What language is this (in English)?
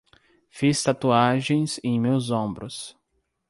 Portuguese